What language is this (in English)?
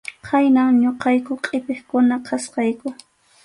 Arequipa-La Unión Quechua